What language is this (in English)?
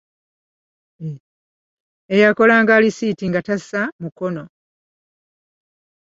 Ganda